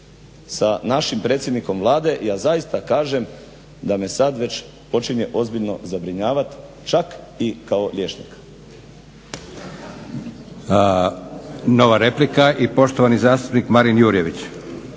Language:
Croatian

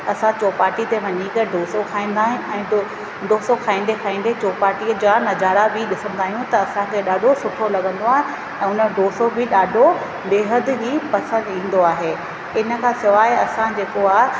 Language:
Sindhi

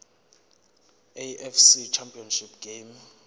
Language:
Zulu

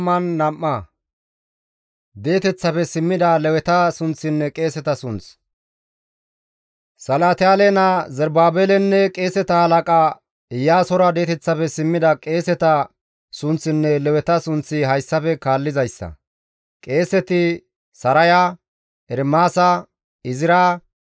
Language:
Gamo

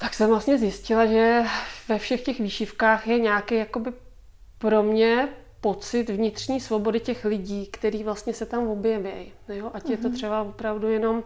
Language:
Czech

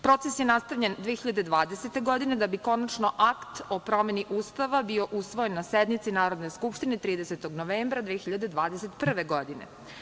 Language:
Serbian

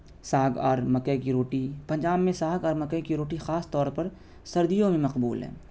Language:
Urdu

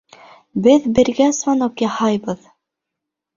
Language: Bashkir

